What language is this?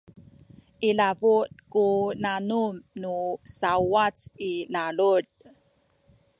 Sakizaya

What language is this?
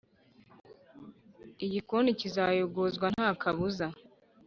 Kinyarwanda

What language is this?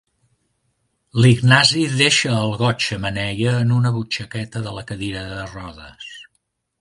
Catalan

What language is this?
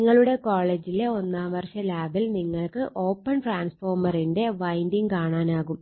Malayalam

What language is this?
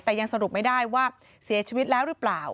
Thai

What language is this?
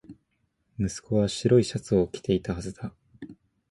Japanese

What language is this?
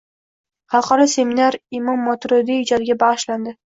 Uzbek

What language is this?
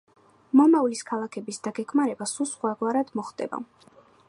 Georgian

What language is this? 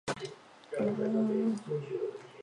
Chinese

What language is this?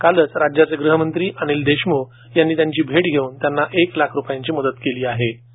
Marathi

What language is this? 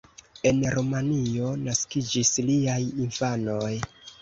Esperanto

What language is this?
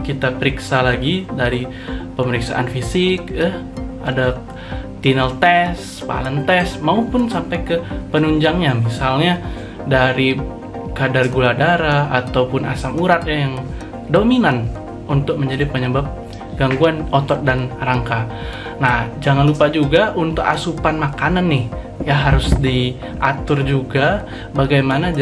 Indonesian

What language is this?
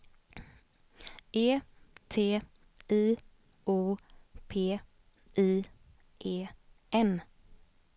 Swedish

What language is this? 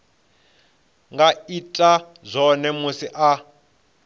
Venda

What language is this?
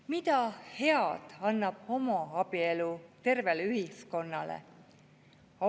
Estonian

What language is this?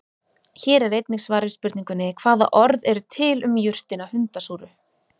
Icelandic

